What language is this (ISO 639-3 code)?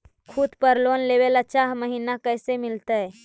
mag